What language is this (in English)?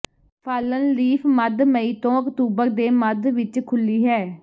Punjabi